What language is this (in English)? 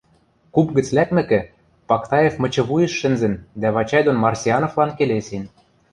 Western Mari